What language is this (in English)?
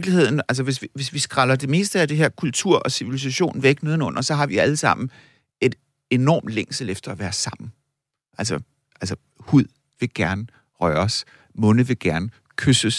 Danish